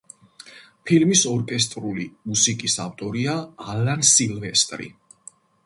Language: Georgian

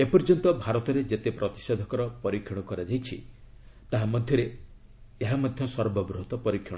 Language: Odia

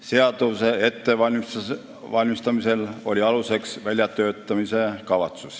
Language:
Estonian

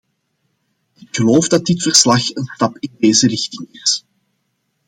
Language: Dutch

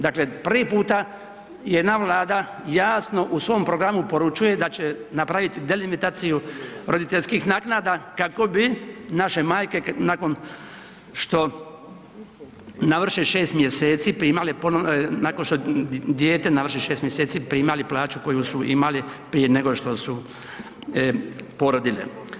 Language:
Croatian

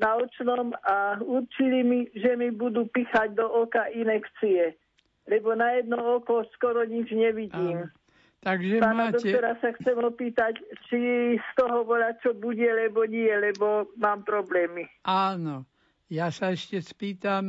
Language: Slovak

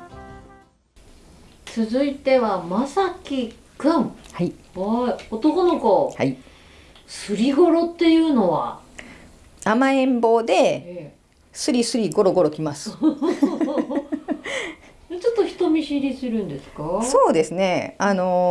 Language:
Japanese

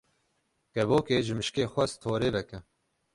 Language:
Kurdish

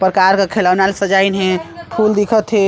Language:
Chhattisgarhi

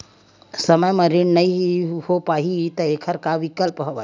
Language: Chhattisgarhi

